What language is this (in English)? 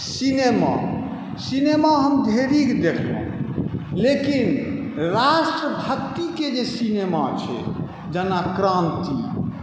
Maithili